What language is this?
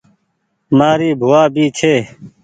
Goaria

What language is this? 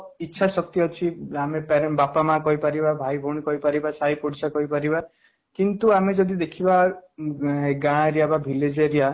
Odia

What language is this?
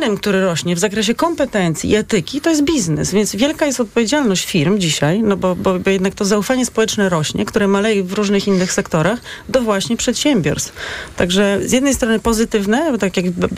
Polish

